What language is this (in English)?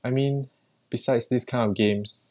English